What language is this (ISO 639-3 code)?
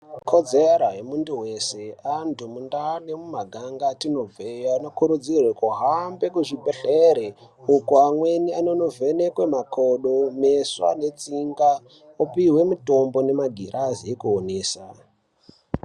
ndc